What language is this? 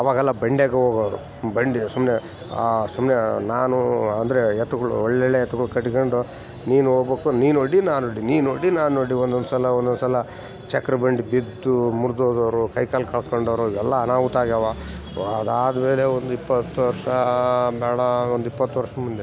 Kannada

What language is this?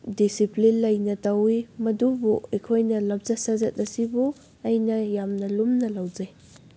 Manipuri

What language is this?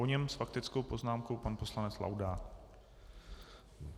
Czech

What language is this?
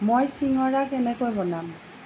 Assamese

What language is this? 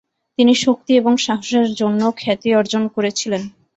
Bangla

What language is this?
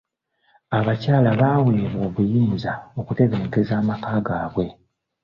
Ganda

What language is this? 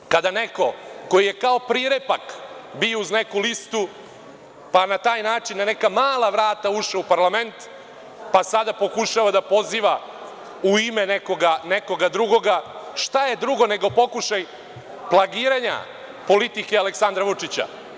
Serbian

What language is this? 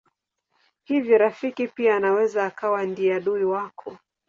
Swahili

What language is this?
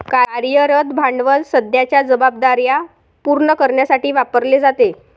Marathi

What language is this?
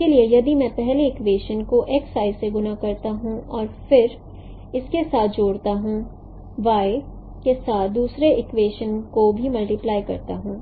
Hindi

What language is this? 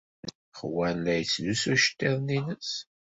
Kabyle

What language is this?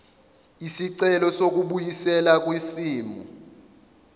Zulu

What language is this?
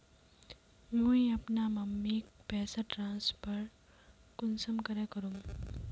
Magahi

